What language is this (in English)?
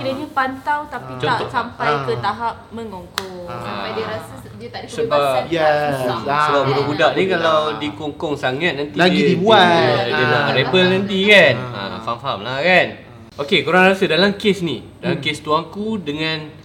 Malay